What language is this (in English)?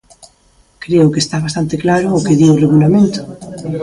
Galician